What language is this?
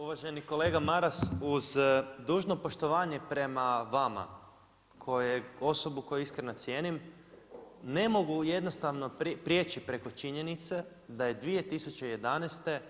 Croatian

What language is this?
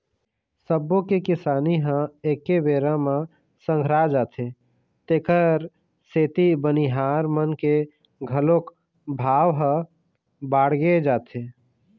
Chhattisgarhi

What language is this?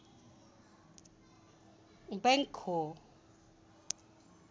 Nepali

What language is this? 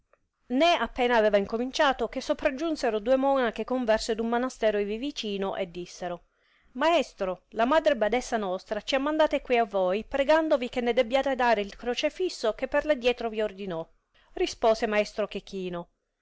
Italian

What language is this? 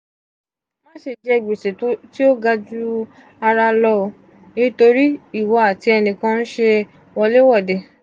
Yoruba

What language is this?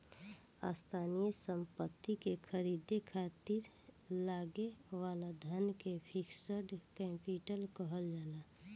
Bhojpuri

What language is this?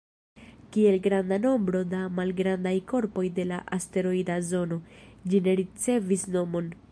Esperanto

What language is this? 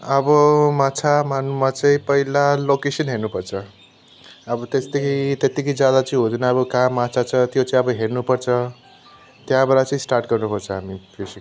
Nepali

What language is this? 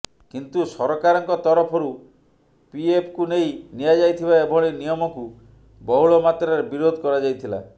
Odia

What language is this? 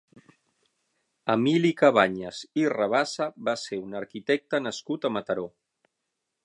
Catalan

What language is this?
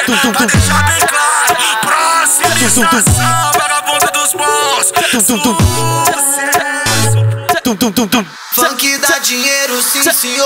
Romanian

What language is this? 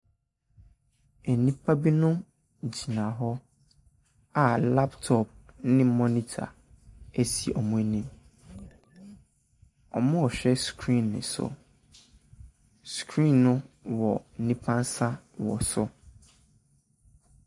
Akan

